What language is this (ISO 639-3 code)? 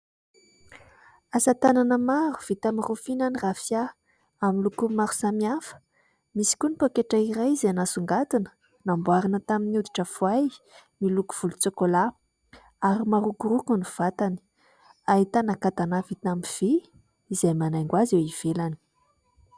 mlg